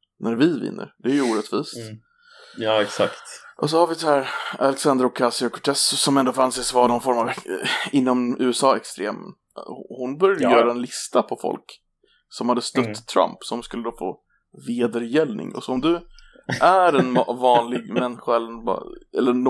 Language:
Swedish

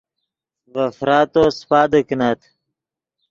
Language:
Yidgha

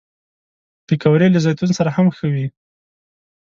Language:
Pashto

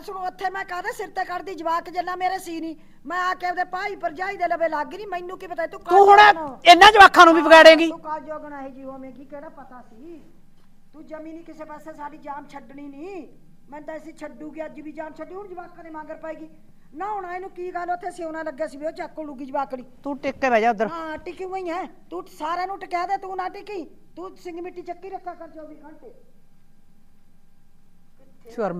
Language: Punjabi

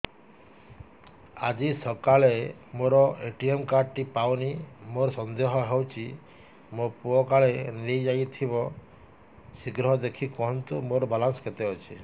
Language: Odia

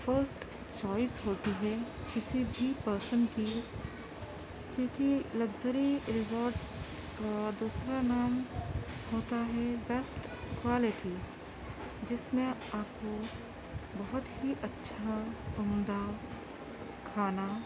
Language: Urdu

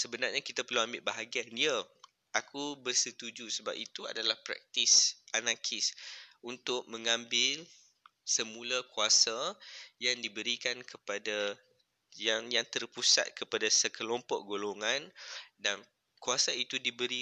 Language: Malay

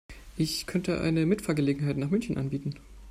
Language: German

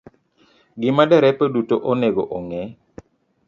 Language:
Luo (Kenya and Tanzania)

